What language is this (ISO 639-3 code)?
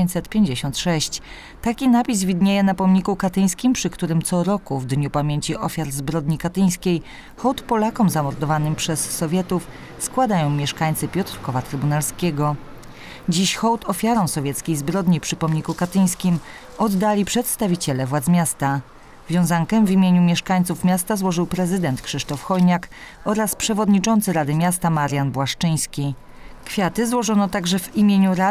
pol